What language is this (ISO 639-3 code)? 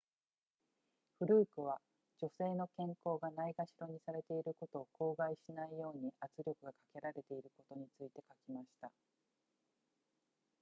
jpn